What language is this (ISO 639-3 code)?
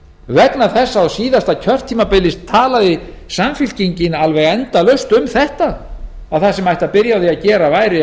isl